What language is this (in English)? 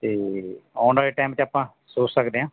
Punjabi